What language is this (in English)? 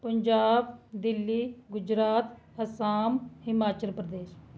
Dogri